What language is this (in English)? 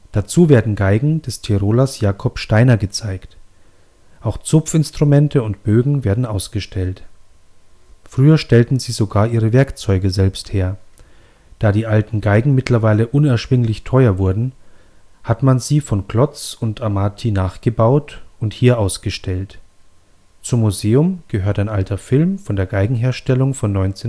German